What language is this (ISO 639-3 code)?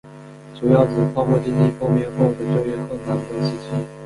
zho